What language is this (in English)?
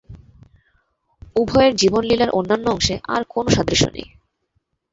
Bangla